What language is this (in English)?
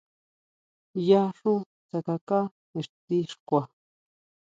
Huautla Mazatec